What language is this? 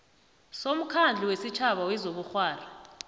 South Ndebele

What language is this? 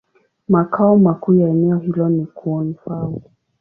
Swahili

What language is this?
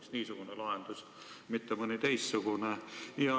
Estonian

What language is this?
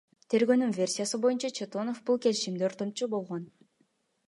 Kyrgyz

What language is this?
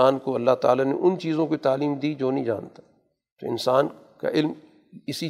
Urdu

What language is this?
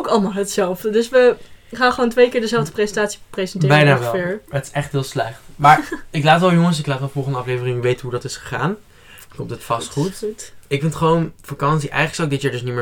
Dutch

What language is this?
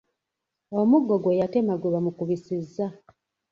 Ganda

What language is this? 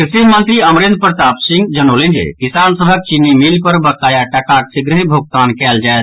Maithili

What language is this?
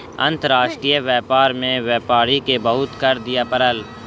Maithili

